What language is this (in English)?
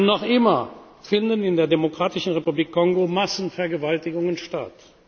German